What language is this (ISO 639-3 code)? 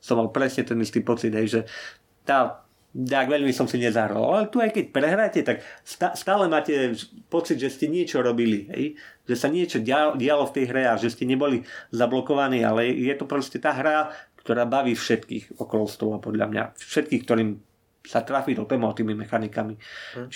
slk